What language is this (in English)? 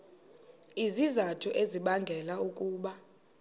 Xhosa